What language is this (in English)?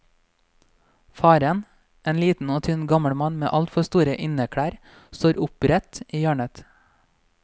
Norwegian